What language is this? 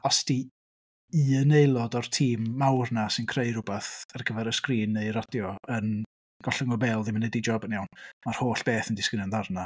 Welsh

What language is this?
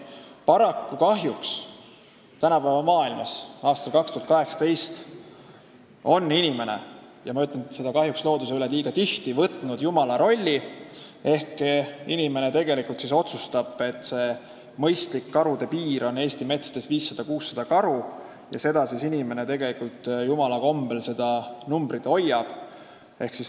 Estonian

